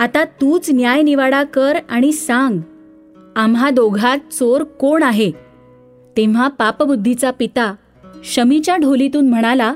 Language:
Marathi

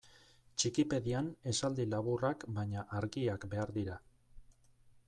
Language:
Basque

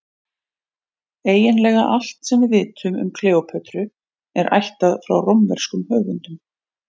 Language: Icelandic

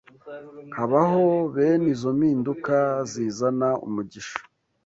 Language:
Kinyarwanda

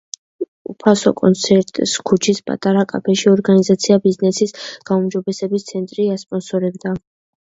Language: Georgian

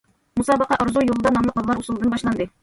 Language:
Uyghur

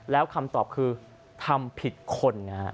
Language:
Thai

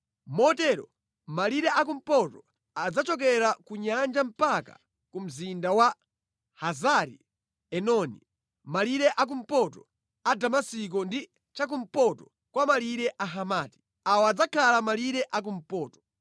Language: Nyanja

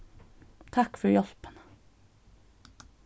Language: Faroese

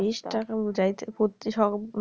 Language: Bangla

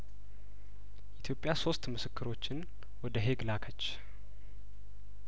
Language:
Amharic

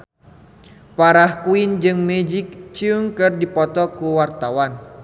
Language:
Sundanese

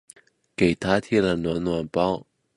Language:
Chinese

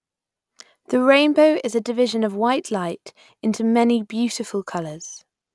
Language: English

